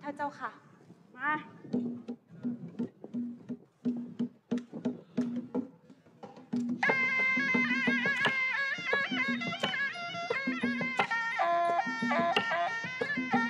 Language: Thai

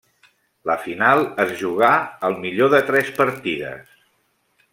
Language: Catalan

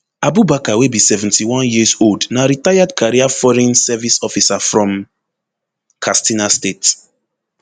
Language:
Nigerian Pidgin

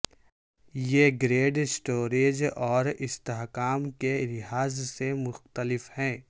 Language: Urdu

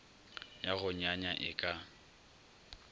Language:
Northern Sotho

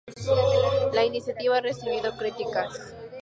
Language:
Spanish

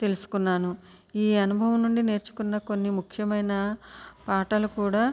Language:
Telugu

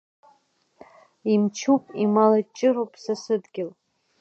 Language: Abkhazian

